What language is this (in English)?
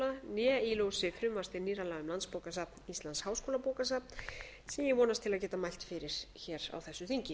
Icelandic